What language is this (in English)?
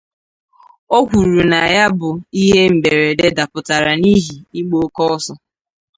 Igbo